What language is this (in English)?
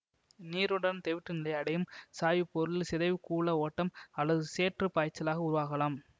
Tamil